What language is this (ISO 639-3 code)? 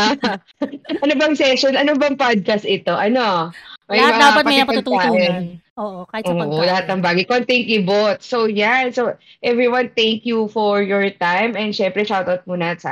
fil